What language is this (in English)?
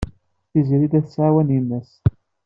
Kabyle